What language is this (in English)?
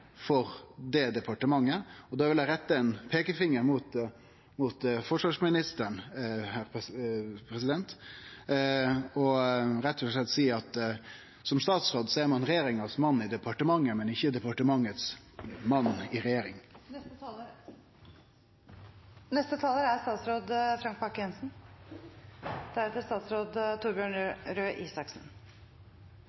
Norwegian